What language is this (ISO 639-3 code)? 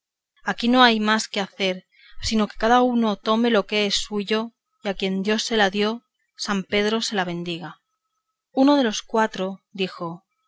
spa